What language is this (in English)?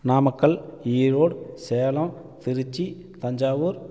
Tamil